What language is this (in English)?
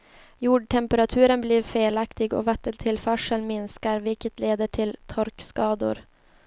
Swedish